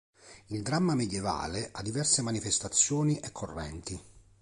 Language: Italian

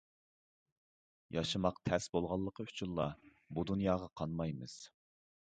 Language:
Uyghur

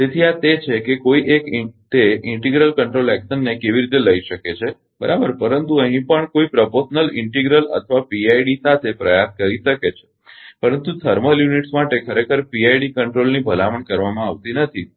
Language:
Gujarati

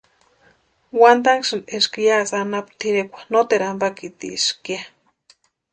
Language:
Western Highland Purepecha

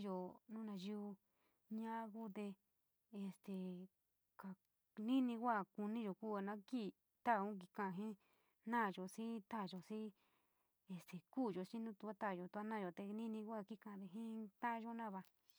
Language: San Miguel El Grande Mixtec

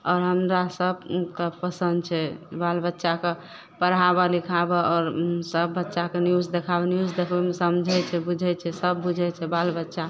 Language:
Maithili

